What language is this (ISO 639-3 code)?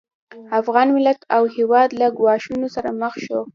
pus